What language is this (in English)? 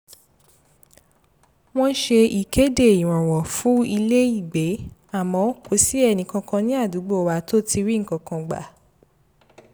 Yoruba